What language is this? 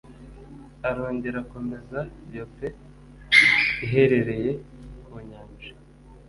Kinyarwanda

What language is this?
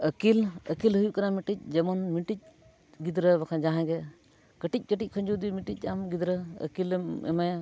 Santali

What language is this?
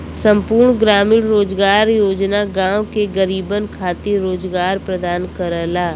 Bhojpuri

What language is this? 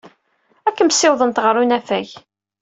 Kabyle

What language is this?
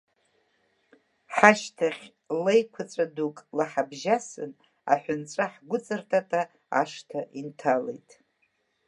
Abkhazian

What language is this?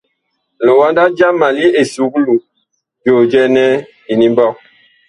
Bakoko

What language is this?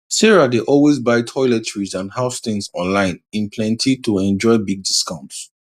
Nigerian Pidgin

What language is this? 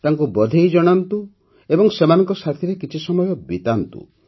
Odia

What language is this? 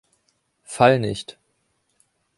German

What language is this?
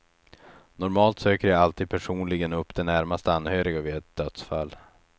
Swedish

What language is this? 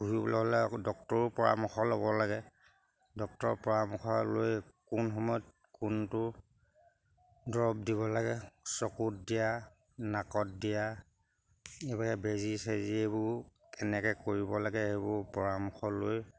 Assamese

